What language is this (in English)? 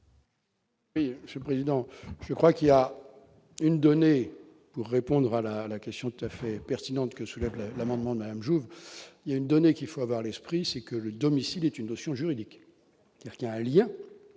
French